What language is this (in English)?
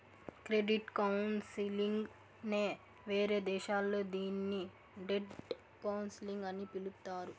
Telugu